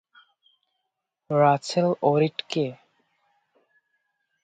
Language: Bangla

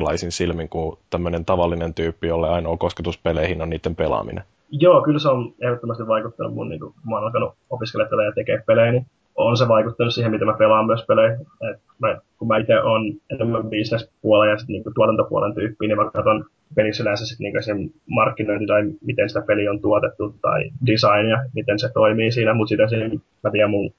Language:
Finnish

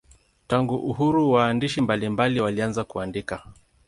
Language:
Swahili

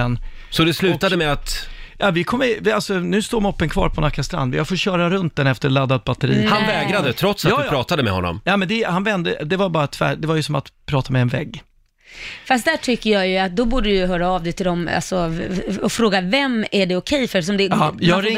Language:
Swedish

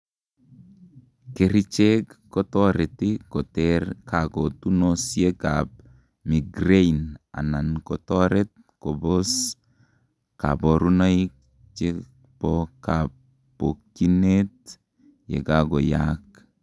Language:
Kalenjin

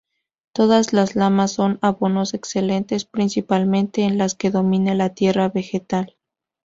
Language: Spanish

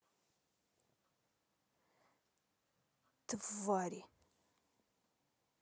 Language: Russian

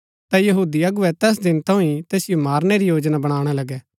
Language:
Gaddi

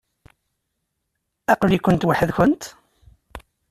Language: Kabyle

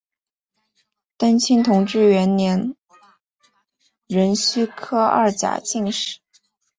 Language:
Chinese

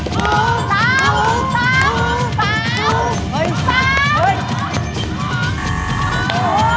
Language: Thai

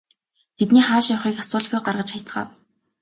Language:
Mongolian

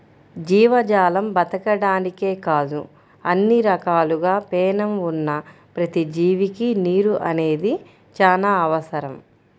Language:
Telugu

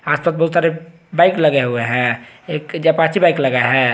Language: Hindi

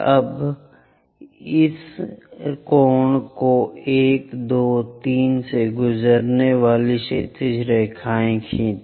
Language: Hindi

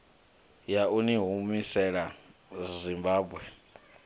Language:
Venda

